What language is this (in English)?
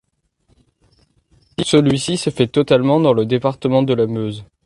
French